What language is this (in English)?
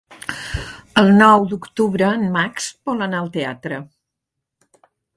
Catalan